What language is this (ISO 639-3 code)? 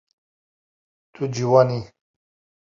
kur